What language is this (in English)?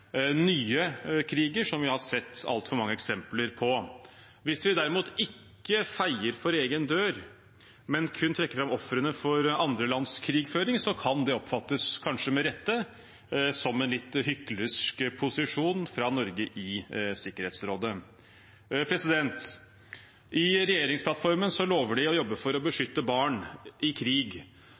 Norwegian Bokmål